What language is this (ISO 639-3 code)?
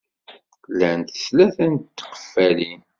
kab